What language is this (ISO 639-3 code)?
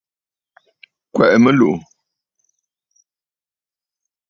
bfd